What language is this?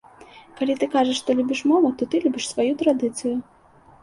Belarusian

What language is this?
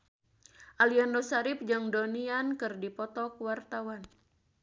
Sundanese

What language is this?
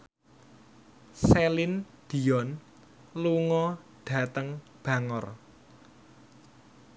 Javanese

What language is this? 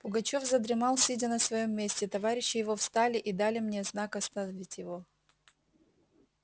Russian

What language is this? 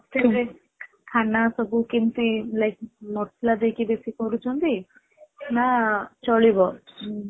Odia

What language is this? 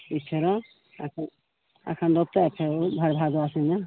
Maithili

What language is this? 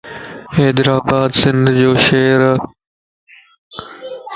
Lasi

